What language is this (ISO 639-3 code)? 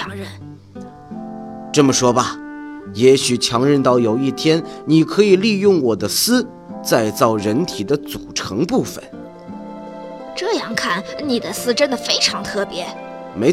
zho